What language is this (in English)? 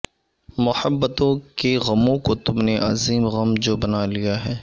Urdu